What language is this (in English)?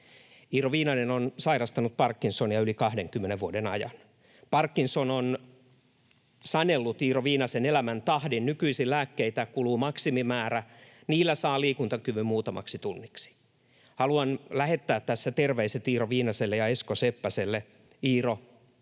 Finnish